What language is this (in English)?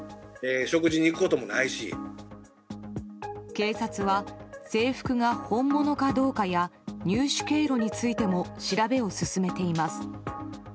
Japanese